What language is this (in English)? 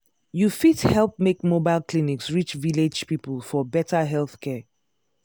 Nigerian Pidgin